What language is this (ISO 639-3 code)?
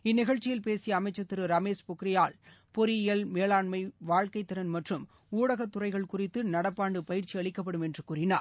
tam